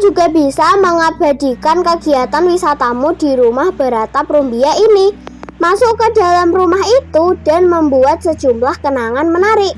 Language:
Indonesian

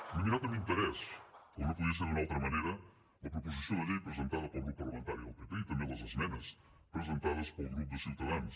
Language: Catalan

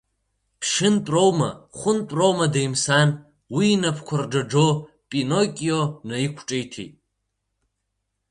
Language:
Abkhazian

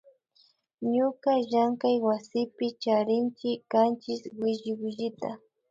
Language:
Imbabura Highland Quichua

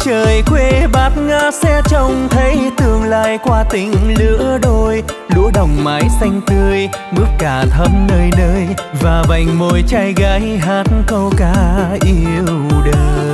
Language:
Vietnamese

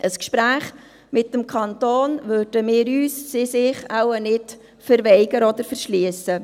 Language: Swiss German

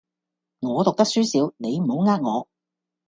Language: Cantonese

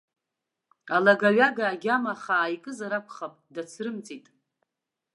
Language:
Abkhazian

